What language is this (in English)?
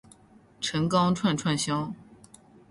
Chinese